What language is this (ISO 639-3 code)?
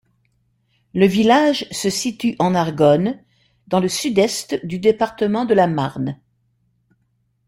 fra